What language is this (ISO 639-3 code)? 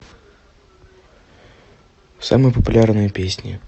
rus